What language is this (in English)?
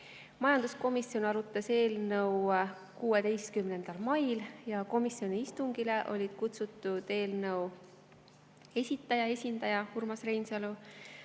Estonian